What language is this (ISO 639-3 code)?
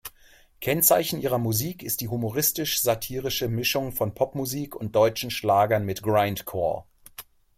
deu